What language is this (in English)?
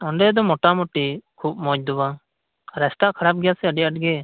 Santali